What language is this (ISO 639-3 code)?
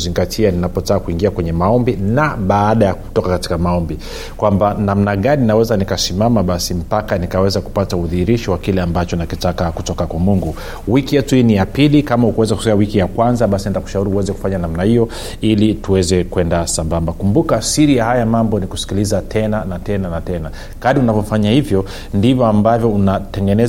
swa